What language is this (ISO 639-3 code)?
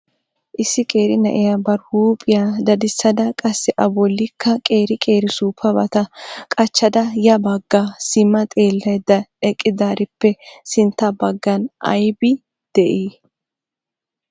wal